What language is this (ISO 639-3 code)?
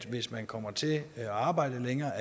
dan